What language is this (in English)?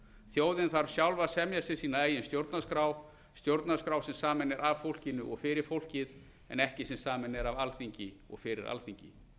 Icelandic